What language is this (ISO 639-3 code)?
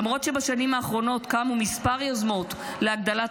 heb